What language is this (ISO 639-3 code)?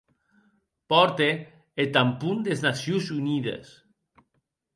oci